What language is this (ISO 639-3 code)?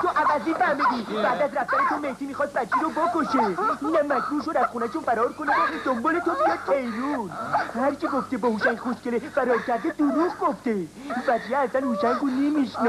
fas